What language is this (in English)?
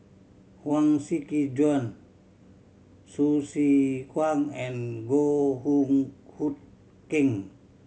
English